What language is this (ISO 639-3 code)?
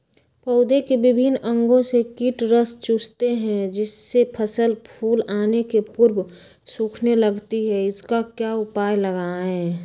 mag